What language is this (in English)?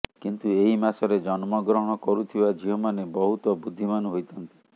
Odia